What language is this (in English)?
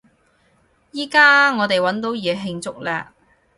Cantonese